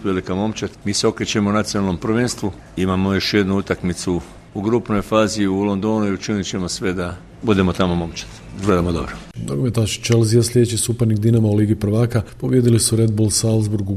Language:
Croatian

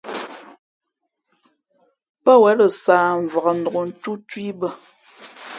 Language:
Fe'fe'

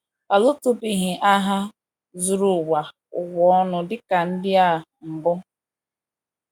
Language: Igbo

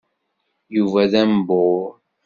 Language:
Kabyle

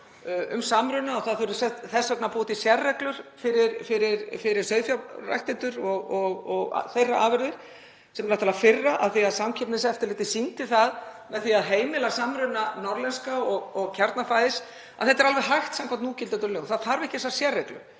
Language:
Icelandic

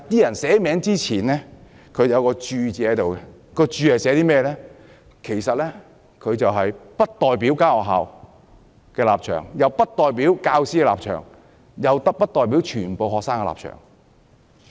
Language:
Cantonese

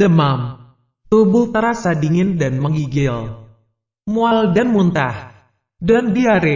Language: Indonesian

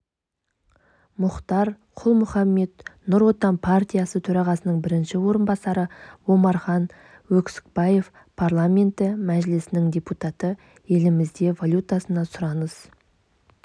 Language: Kazakh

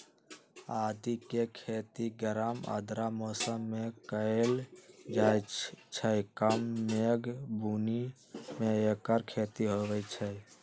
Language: Magahi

